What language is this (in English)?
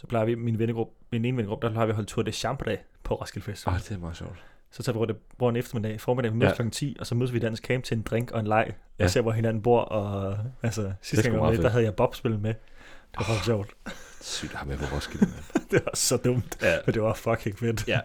Danish